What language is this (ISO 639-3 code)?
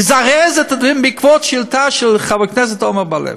heb